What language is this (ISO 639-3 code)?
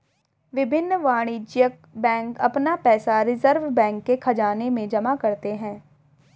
hin